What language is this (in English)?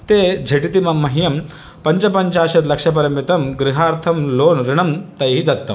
Sanskrit